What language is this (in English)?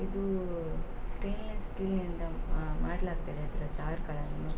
Kannada